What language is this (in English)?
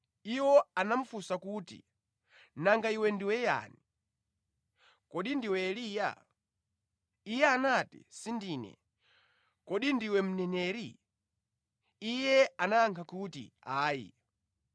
Nyanja